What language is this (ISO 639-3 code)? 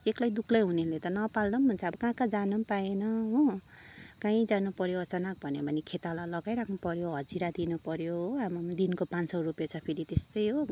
nep